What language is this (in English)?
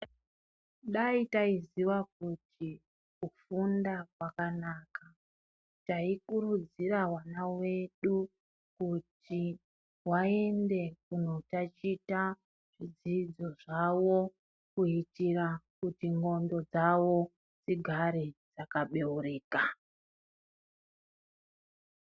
Ndau